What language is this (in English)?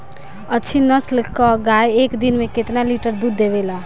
Bhojpuri